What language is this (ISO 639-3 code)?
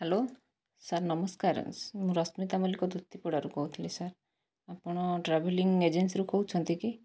ori